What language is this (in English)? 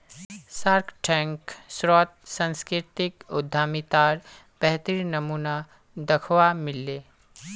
Magahi